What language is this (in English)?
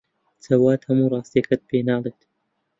Central Kurdish